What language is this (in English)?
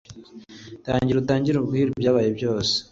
Kinyarwanda